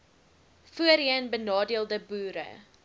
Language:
Afrikaans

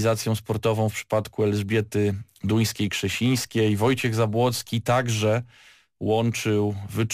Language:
Polish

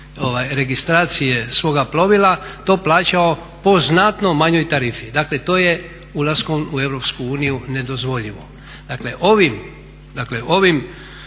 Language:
Croatian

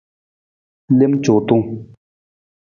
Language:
Nawdm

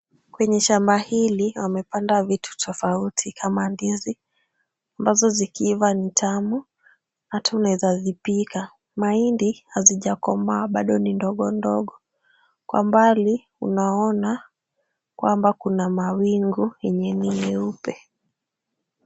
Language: Swahili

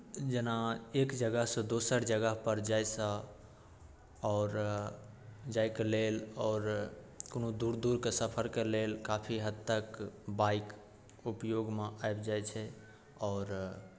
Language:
Maithili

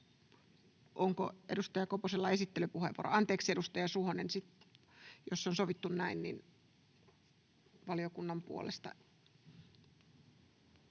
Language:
Finnish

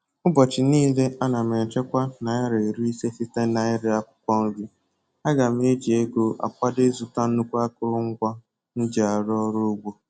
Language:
Igbo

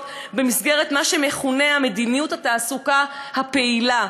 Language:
Hebrew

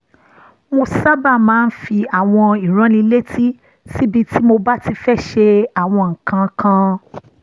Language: Yoruba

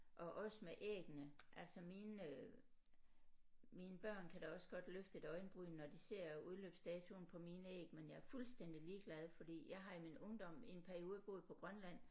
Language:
Danish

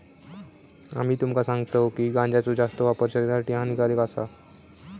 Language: Marathi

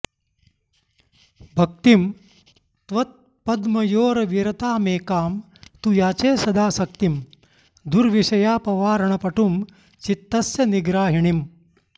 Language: Sanskrit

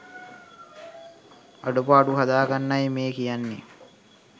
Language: Sinhala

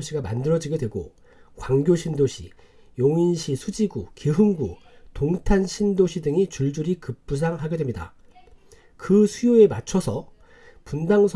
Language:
Korean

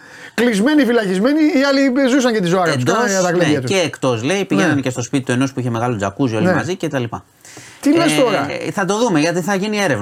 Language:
Greek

